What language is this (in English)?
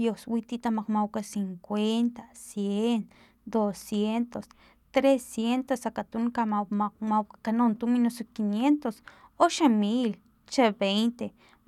Filomena Mata-Coahuitlán Totonac